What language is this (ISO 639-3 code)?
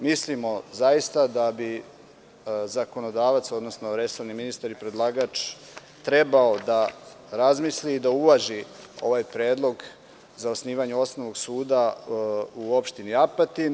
srp